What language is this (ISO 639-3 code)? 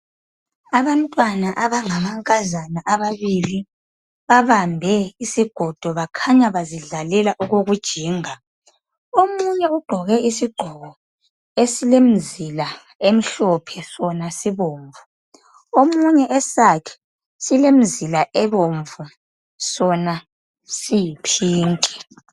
nde